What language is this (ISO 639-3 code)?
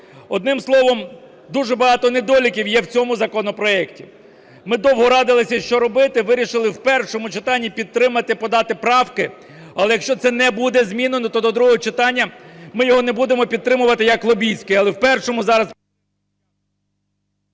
ukr